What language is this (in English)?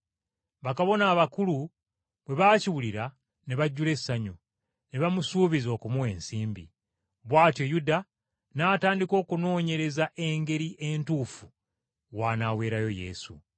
Ganda